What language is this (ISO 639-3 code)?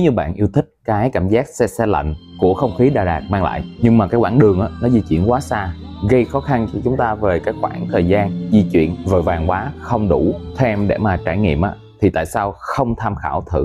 vie